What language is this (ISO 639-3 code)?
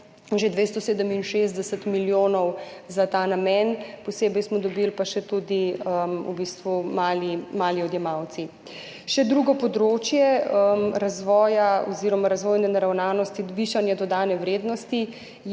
slv